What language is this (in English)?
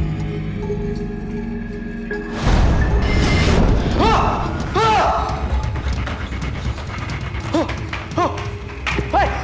Indonesian